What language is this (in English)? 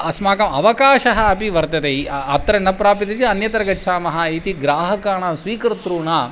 Sanskrit